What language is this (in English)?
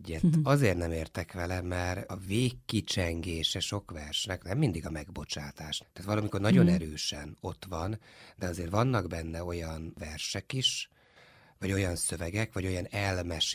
Hungarian